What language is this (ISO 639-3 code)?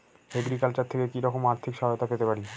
ben